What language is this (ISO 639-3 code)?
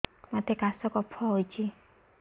ori